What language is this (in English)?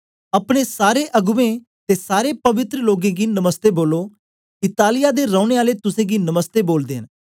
Dogri